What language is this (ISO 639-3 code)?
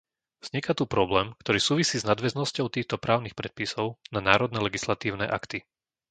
slk